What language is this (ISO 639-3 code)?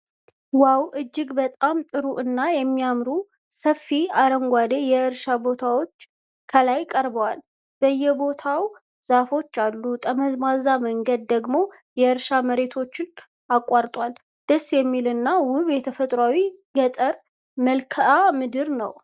amh